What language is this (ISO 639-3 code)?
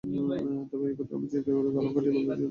ben